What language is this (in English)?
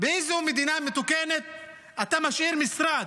Hebrew